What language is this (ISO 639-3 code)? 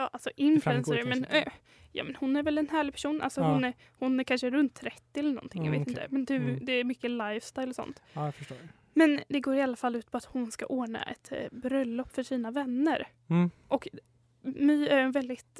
swe